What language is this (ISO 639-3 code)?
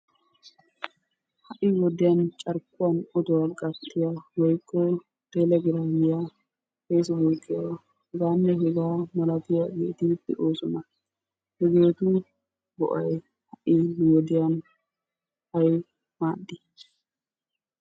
wal